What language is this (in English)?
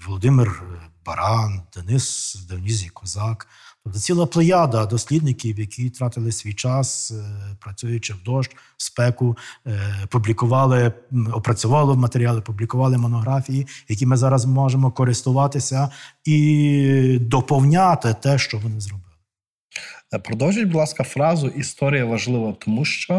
Ukrainian